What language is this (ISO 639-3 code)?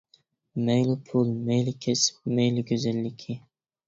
uig